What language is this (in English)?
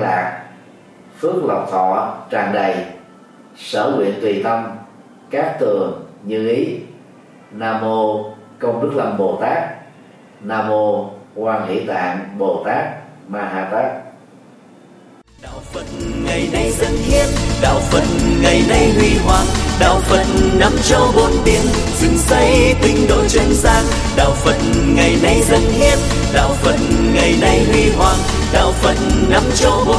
Vietnamese